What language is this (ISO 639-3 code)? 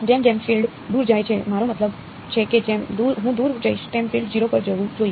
guj